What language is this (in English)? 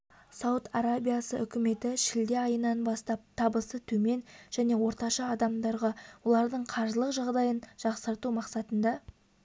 Kazakh